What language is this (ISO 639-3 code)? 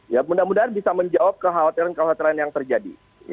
ind